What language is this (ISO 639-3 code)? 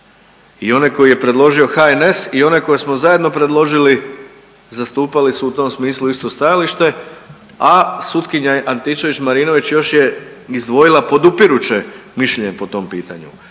hrv